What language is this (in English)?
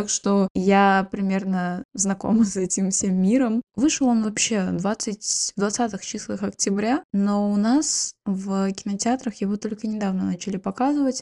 Russian